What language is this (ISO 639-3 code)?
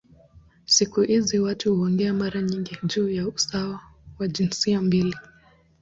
swa